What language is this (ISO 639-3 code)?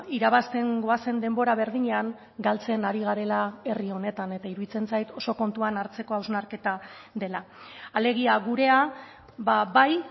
eus